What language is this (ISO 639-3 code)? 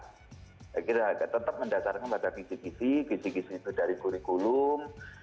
ind